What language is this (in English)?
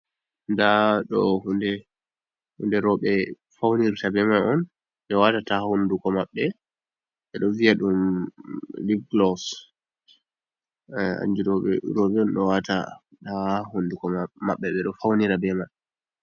Fula